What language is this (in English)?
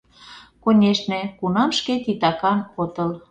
Mari